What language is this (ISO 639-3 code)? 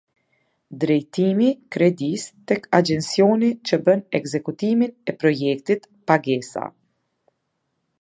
sqi